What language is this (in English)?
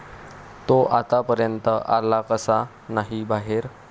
Marathi